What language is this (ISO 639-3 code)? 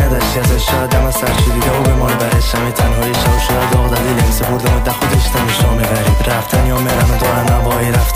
fas